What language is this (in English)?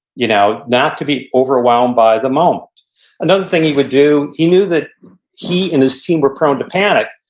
English